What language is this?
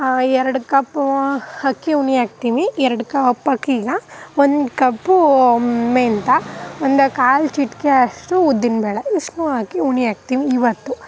Kannada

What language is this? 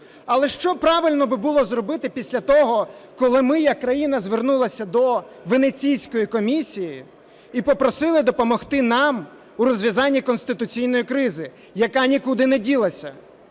Ukrainian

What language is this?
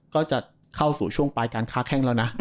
Thai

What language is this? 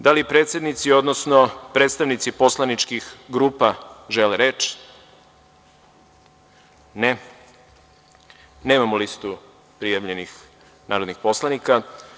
Serbian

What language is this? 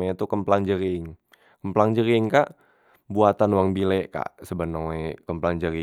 Musi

